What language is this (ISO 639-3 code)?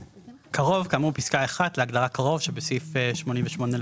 heb